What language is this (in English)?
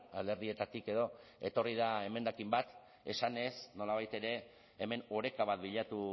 Basque